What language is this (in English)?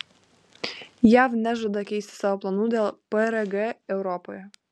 Lithuanian